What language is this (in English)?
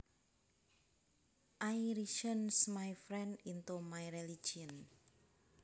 Javanese